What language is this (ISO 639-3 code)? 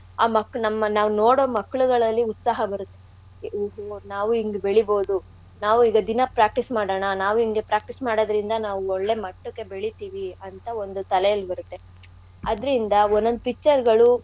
kan